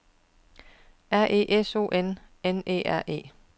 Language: Danish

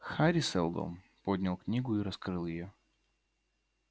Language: Russian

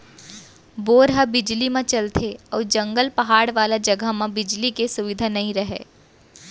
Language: Chhattisgarhi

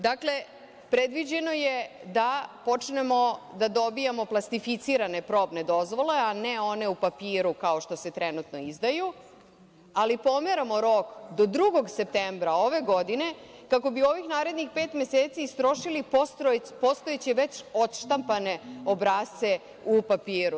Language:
Serbian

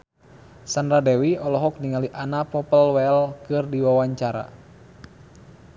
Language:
Sundanese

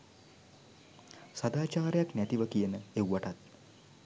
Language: Sinhala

